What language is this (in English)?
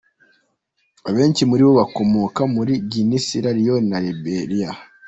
Kinyarwanda